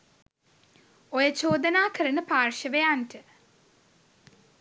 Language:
Sinhala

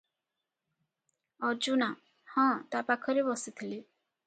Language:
Odia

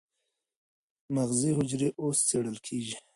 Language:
Pashto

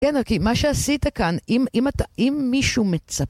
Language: Hebrew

